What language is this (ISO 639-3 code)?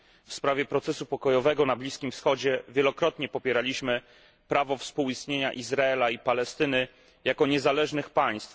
pol